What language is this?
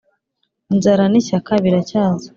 Kinyarwanda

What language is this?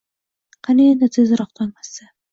Uzbek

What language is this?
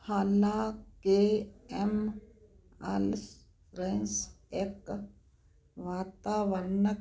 Punjabi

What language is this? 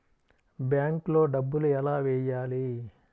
Telugu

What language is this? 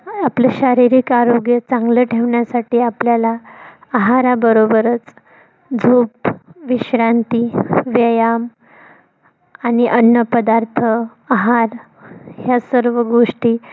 Marathi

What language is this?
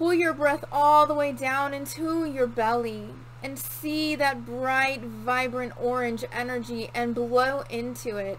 English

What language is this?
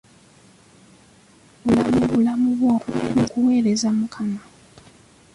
Ganda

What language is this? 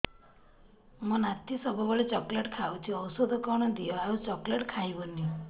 Odia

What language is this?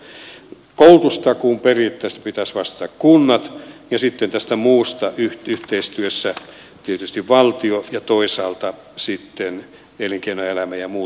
Finnish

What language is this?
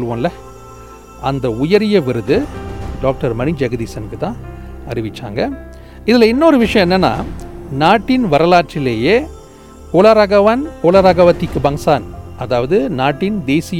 Tamil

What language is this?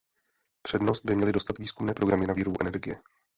Czech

